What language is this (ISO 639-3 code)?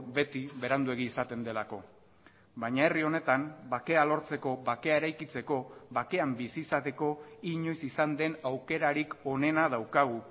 eus